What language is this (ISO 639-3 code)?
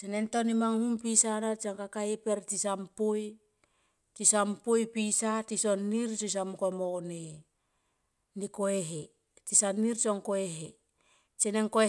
tqp